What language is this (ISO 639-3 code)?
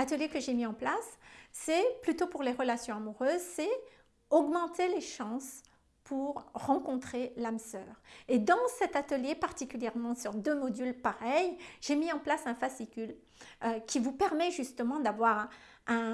fra